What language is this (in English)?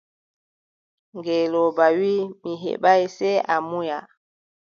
Adamawa Fulfulde